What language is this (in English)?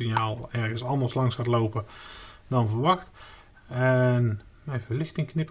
Dutch